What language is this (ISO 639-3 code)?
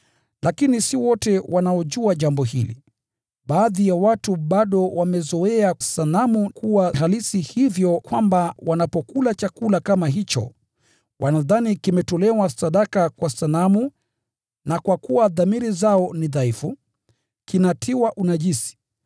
swa